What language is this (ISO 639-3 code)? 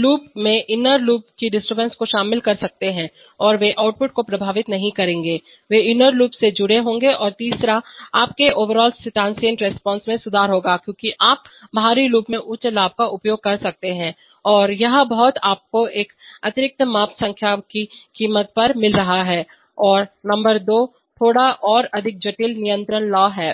hin